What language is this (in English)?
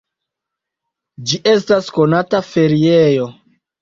Esperanto